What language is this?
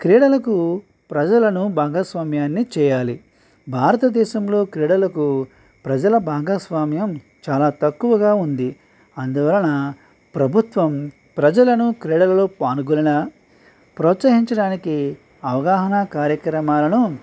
Telugu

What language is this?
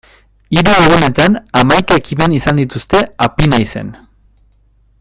Basque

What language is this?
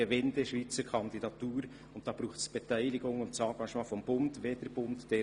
Swiss German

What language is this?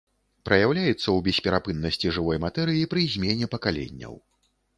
Belarusian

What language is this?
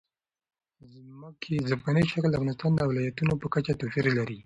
Pashto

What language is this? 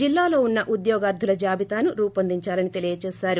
Telugu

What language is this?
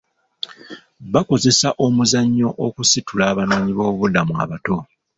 Ganda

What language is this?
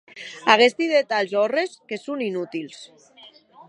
Occitan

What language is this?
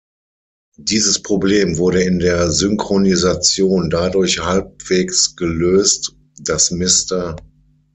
German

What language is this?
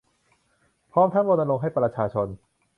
Thai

